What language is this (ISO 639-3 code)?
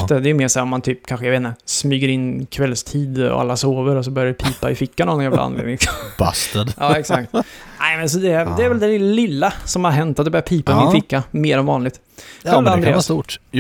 swe